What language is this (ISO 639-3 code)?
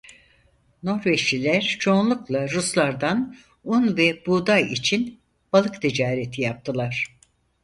tur